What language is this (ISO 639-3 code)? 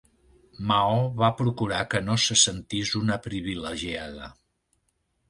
cat